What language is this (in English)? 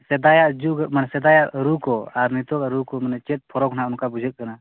Santali